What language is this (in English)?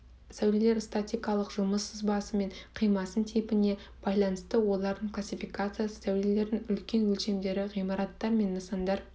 Kazakh